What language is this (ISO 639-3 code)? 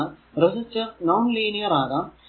mal